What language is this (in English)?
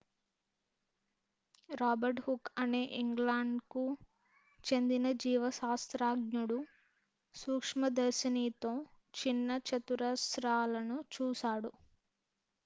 Telugu